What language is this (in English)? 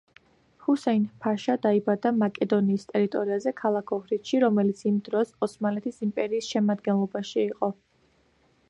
Georgian